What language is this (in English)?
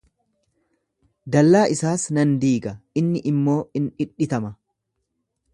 Oromo